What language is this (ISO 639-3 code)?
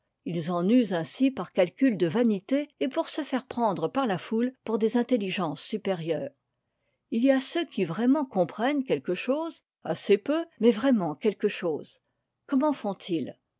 fra